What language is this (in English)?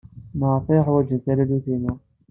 Kabyle